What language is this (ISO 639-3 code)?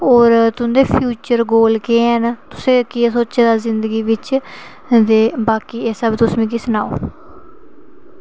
doi